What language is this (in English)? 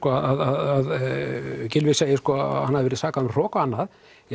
Icelandic